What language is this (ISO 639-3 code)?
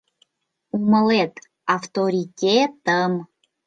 chm